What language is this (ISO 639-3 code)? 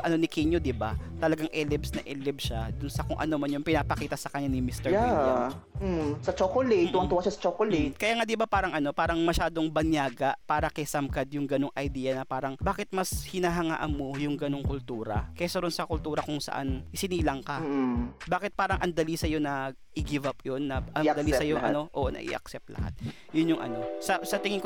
fil